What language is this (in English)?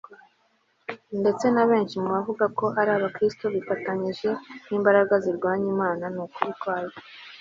Kinyarwanda